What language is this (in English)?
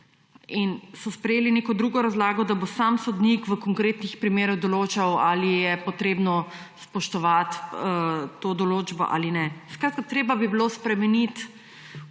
Slovenian